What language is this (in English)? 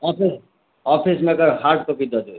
Maithili